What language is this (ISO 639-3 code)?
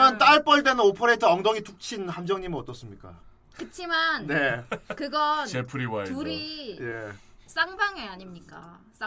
kor